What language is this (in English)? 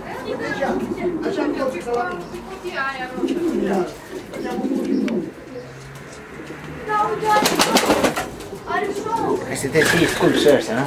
Romanian